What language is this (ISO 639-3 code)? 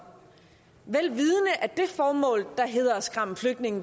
dan